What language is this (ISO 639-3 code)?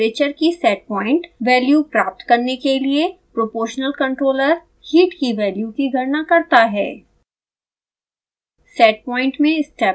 hin